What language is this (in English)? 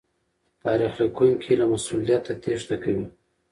Pashto